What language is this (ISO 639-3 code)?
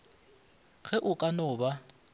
nso